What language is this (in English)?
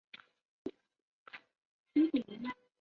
Chinese